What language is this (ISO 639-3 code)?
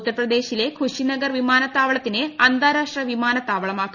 mal